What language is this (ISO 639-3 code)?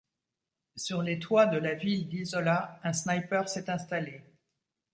fra